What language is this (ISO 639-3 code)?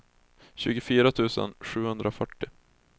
swe